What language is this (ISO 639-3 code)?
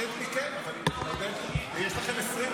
heb